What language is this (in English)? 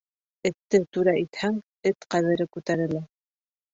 Bashkir